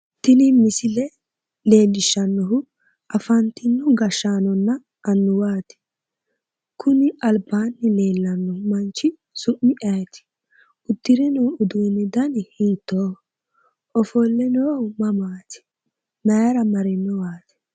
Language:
Sidamo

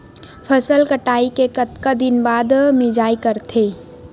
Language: Chhattisgarhi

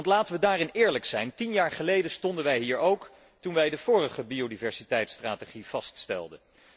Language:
Dutch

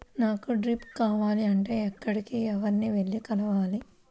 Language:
Telugu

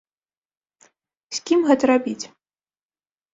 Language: Belarusian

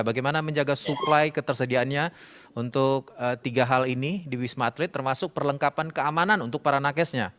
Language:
Indonesian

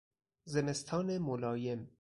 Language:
Persian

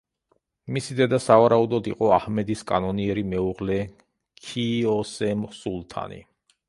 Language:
Georgian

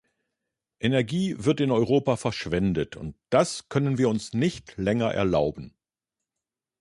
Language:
German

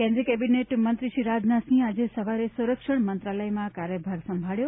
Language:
Gujarati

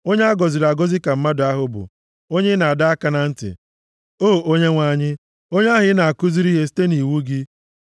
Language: Igbo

